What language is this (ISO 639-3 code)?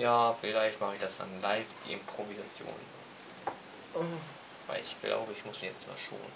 deu